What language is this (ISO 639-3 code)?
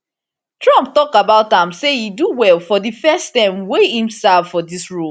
pcm